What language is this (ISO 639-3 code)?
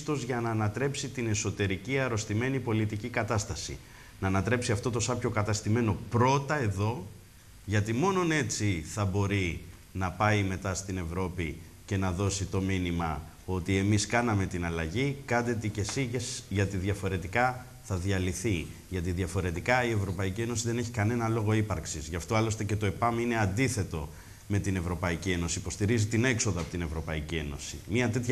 ell